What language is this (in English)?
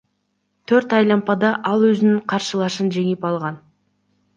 Kyrgyz